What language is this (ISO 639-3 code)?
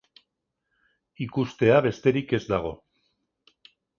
eus